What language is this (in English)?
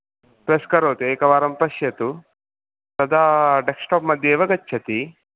Sanskrit